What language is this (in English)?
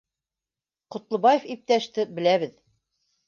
Bashkir